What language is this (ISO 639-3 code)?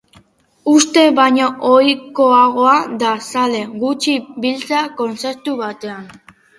eus